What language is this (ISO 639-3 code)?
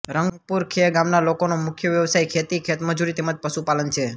guj